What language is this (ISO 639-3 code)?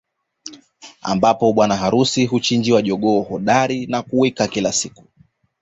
swa